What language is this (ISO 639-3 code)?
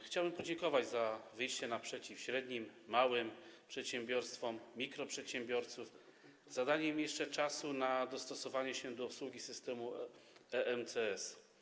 pol